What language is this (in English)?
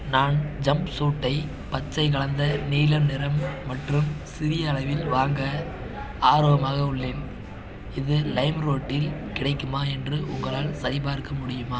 Tamil